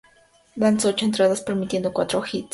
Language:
Spanish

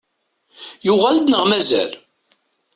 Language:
Kabyle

